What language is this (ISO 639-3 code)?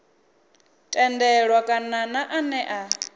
ven